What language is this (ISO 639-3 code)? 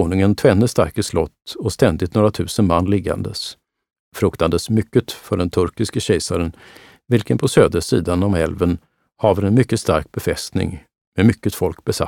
swe